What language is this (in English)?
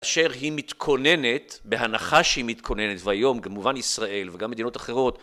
Hebrew